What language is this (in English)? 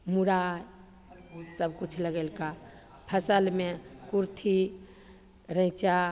Maithili